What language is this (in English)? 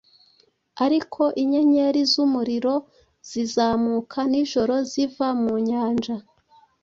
Kinyarwanda